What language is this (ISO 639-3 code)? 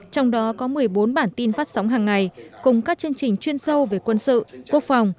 vie